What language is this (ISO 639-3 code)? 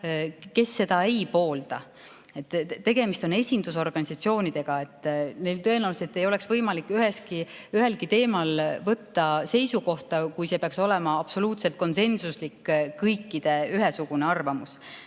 est